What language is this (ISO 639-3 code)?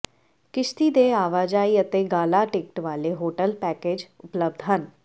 pan